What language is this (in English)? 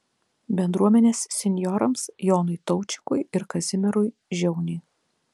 Lithuanian